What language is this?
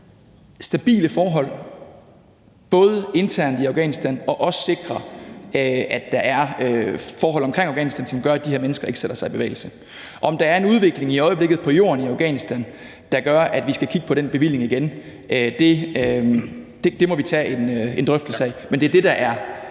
Danish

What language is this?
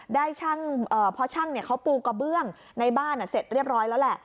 Thai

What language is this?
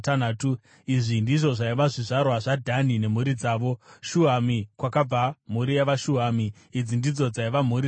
Shona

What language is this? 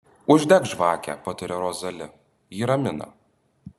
Lithuanian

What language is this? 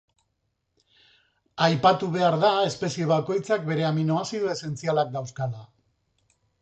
Basque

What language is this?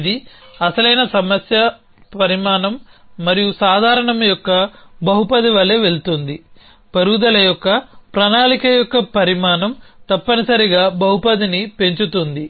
Telugu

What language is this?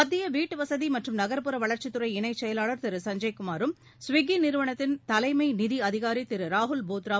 Tamil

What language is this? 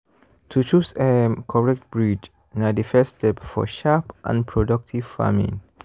Nigerian Pidgin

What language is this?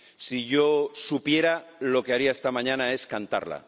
Spanish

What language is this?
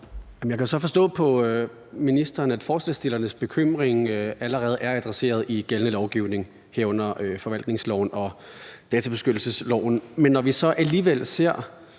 Danish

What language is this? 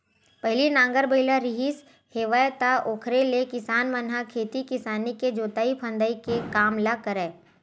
Chhattisgarhi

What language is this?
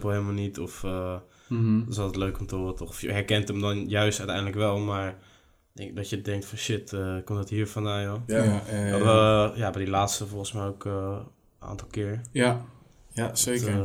Dutch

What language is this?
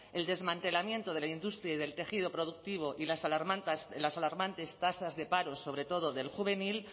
Spanish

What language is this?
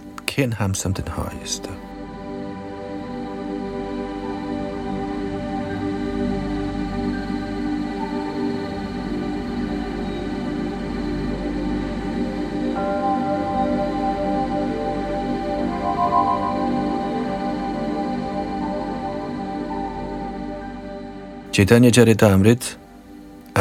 Danish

